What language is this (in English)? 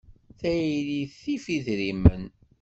Kabyle